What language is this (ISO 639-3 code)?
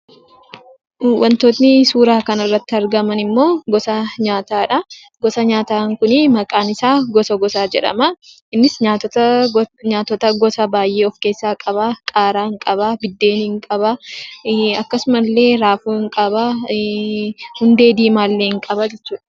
orm